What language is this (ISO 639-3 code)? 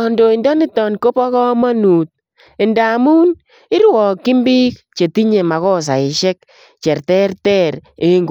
kln